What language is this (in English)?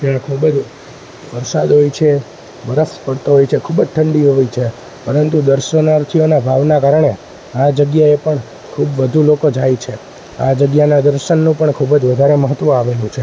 Gujarati